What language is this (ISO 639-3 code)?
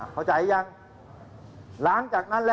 tha